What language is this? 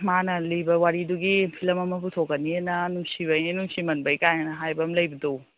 Manipuri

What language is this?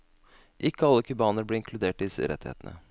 Norwegian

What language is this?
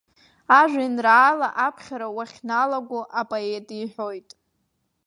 Abkhazian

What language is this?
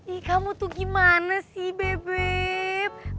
Indonesian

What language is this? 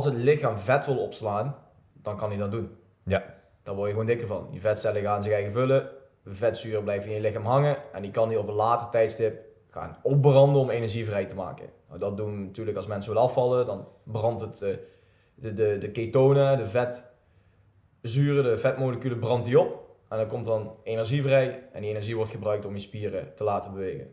Dutch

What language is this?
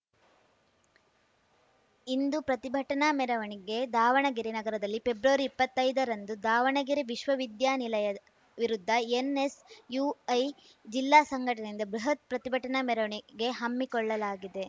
Kannada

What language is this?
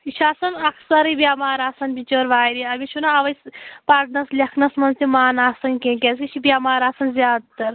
Kashmiri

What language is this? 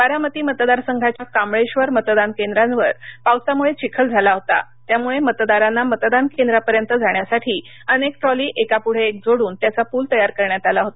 Marathi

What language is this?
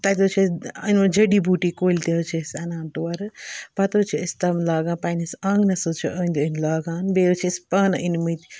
Kashmiri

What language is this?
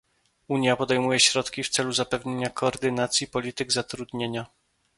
Polish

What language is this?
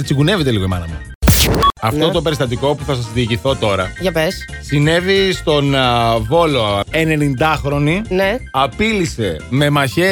Greek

